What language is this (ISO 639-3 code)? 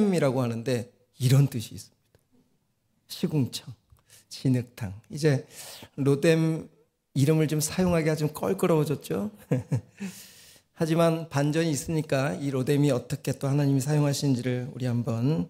kor